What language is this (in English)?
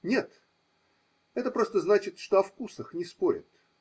Russian